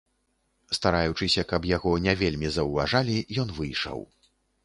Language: Belarusian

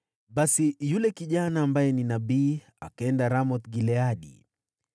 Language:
Swahili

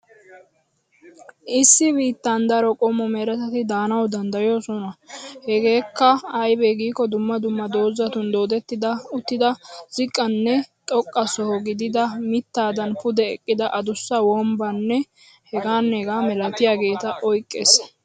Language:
Wolaytta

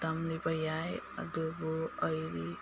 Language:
Manipuri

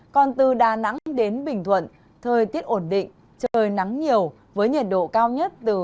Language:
Vietnamese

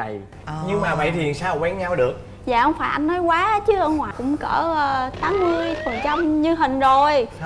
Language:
Vietnamese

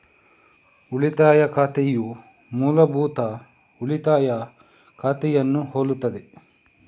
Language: Kannada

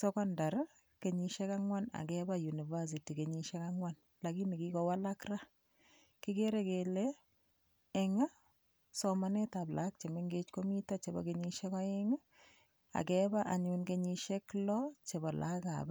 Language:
Kalenjin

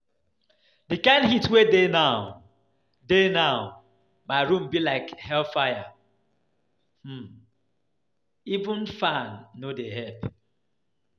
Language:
Nigerian Pidgin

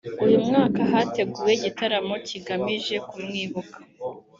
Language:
Kinyarwanda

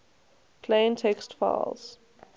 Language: English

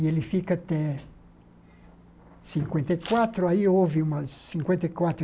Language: Portuguese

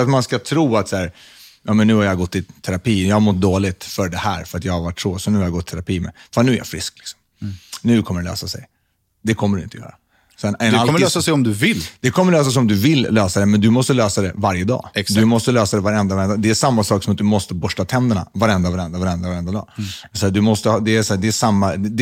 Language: Swedish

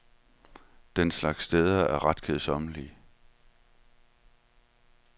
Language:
Danish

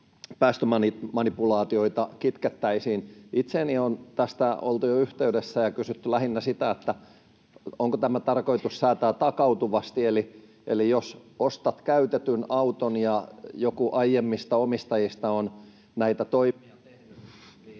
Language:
Finnish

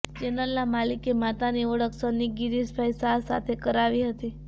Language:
Gujarati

